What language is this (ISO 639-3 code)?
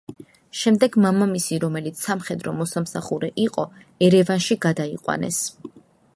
kat